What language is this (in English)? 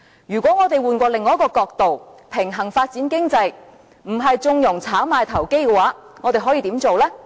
Cantonese